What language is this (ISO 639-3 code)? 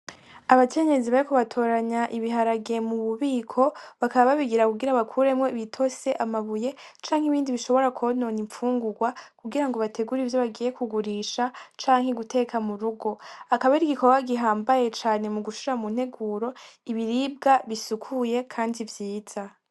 run